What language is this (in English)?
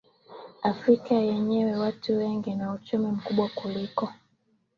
Swahili